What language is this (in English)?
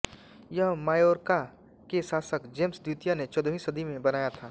Hindi